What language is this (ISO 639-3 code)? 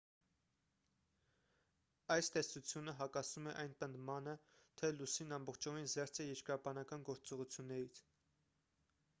hye